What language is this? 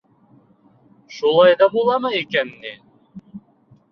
Bashkir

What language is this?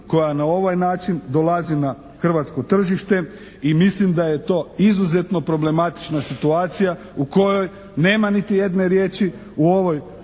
Croatian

